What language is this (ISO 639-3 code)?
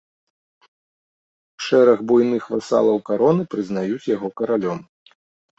bel